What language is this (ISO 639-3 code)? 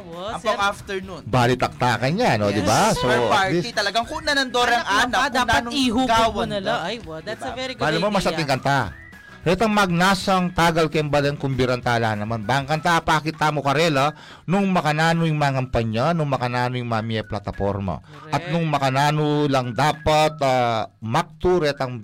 fil